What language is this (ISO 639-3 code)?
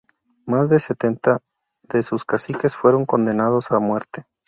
spa